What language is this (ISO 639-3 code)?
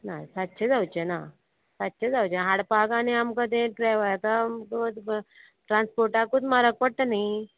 kok